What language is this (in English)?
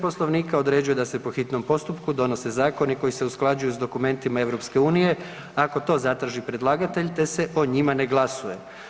Croatian